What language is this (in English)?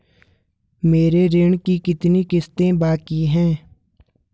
Hindi